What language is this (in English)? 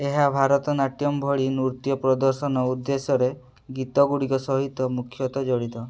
Odia